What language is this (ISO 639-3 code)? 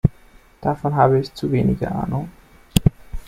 deu